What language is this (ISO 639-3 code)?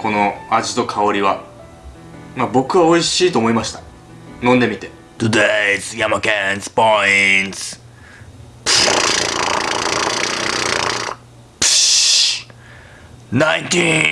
jpn